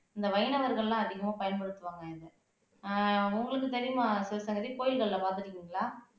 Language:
Tamil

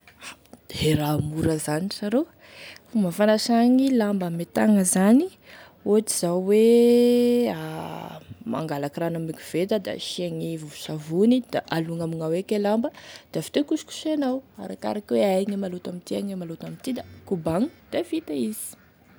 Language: Tesaka Malagasy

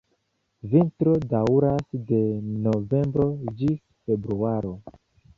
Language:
Esperanto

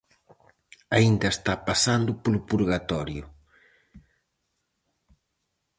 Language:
Galician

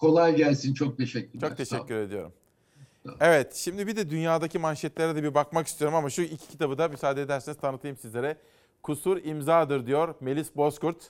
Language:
Turkish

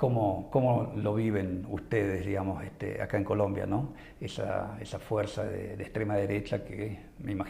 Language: Spanish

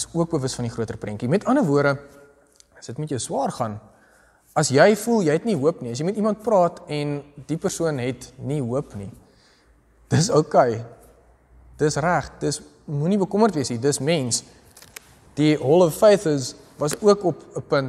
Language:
Dutch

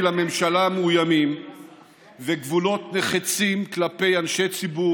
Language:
Hebrew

